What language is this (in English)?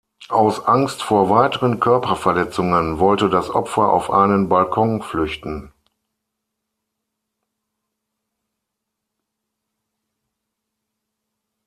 German